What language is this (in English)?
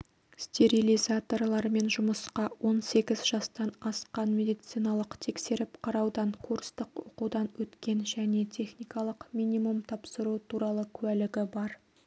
Kazakh